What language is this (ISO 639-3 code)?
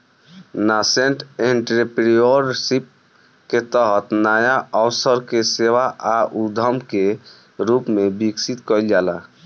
bho